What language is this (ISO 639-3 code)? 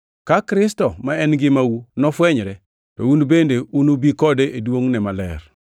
luo